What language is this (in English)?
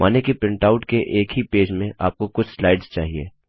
Hindi